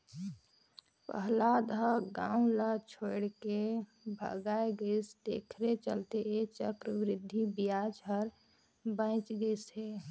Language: Chhattisgarhi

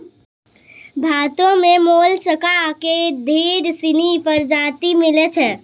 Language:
Maithili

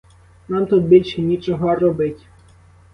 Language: Ukrainian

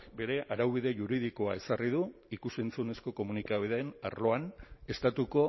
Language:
Basque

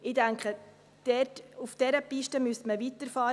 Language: Swiss German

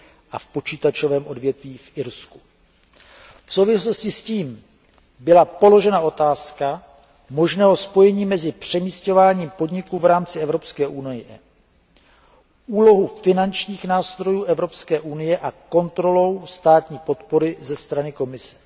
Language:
Czech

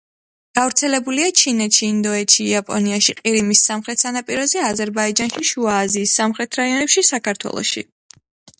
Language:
Georgian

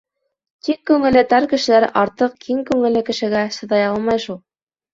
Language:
Bashkir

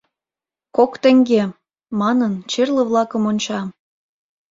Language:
Mari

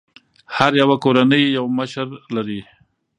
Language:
Pashto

